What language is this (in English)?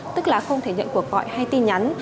Vietnamese